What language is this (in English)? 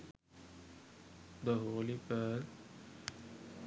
Sinhala